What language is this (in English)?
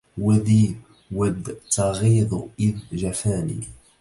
Arabic